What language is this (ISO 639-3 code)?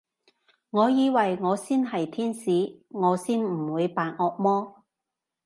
yue